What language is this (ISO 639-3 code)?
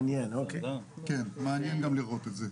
heb